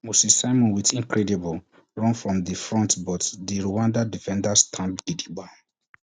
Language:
Nigerian Pidgin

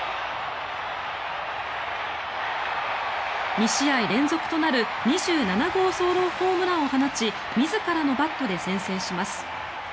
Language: Japanese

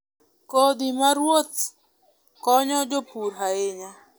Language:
Luo (Kenya and Tanzania)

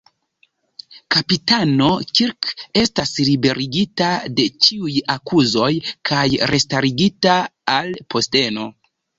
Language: Esperanto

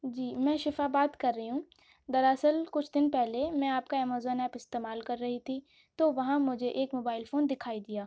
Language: Urdu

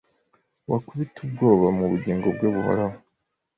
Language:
Kinyarwanda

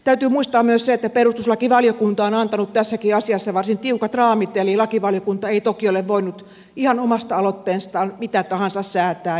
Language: Finnish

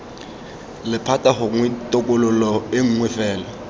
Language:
Tswana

